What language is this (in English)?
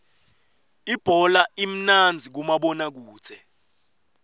Swati